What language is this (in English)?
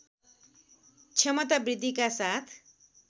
Nepali